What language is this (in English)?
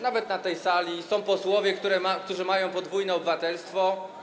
Polish